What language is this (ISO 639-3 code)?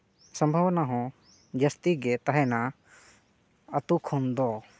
sat